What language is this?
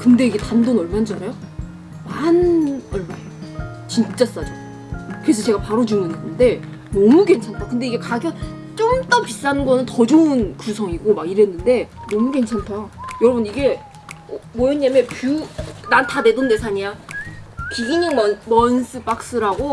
Korean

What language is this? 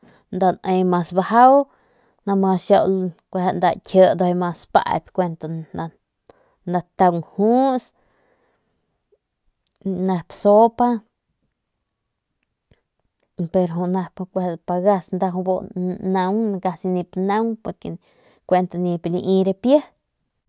Northern Pame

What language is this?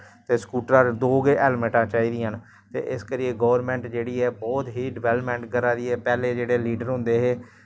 Dogri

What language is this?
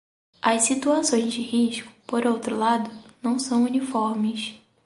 Portuguese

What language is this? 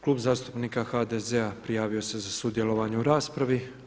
Croatian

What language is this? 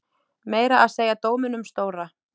Icelandic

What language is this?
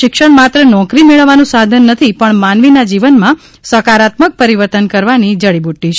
Gujarati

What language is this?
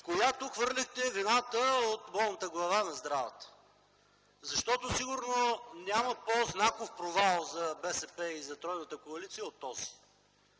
Bulgarian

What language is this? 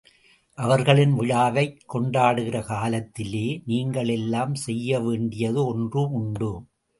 Tamil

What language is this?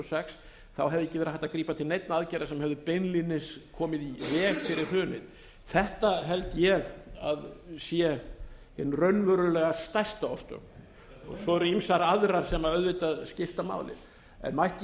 Icelandic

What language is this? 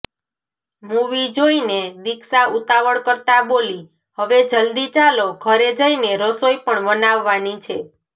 Gujarati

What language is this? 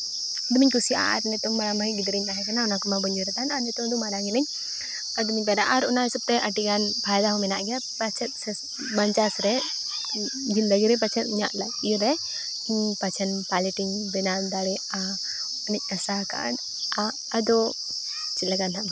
Santali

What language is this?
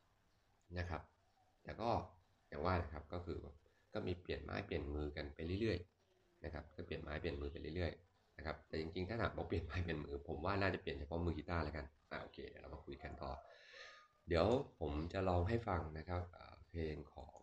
Thai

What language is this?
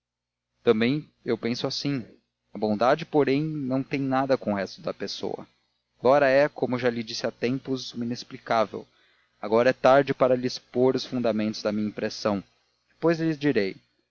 Portuguese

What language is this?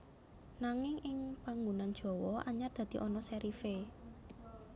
Javanese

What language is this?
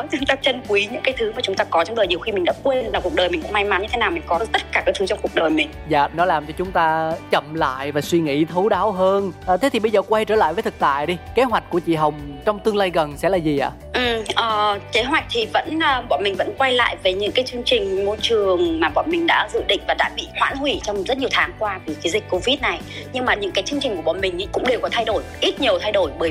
Vietnamese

